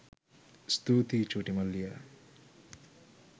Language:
Sinhala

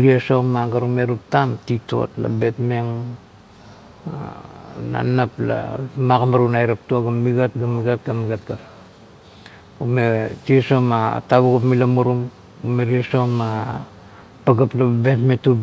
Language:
Kuot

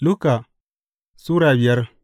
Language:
Hausa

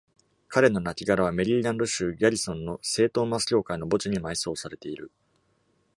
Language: Japanese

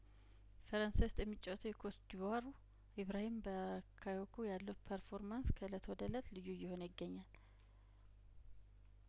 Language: Amharic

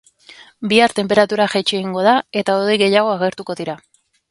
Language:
Basque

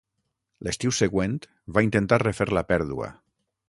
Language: Catalan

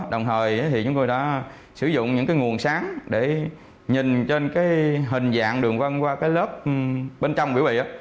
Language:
Vietnamese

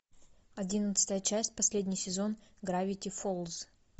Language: Russian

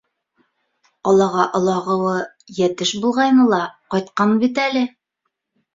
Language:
Bashkir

